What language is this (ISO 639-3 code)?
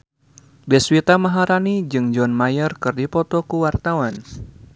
sun